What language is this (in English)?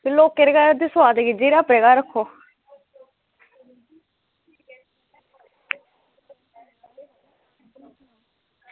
Dogri